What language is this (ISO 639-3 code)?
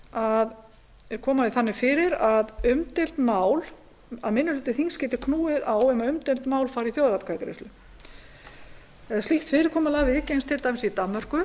isl